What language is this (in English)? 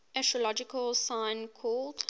English